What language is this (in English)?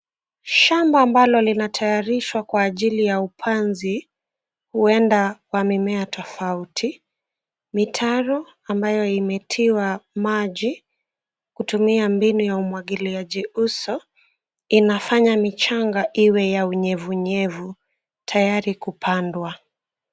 Swahili